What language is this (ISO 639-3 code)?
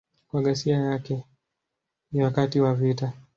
swa